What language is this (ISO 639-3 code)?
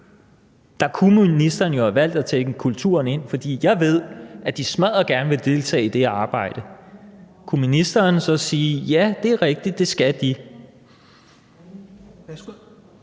dan